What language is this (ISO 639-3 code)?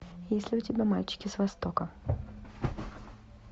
rus